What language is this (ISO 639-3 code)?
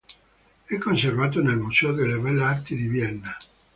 ita